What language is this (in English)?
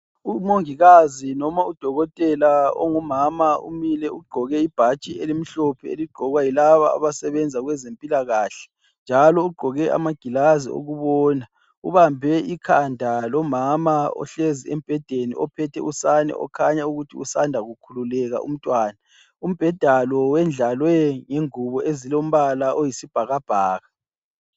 North Ndebele